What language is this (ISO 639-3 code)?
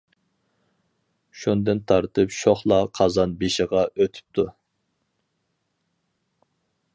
uig